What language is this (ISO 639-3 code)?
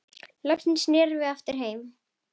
isl